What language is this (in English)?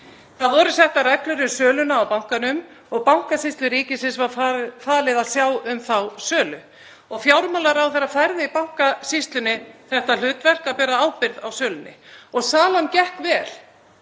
Icelandic